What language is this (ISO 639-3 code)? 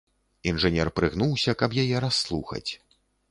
bel